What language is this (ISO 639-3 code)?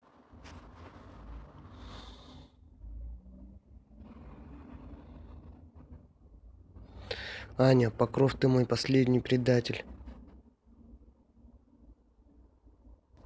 rus